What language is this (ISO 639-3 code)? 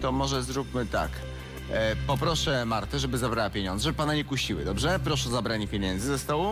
pol